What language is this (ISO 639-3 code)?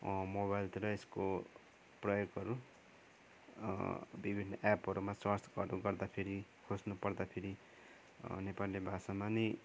nep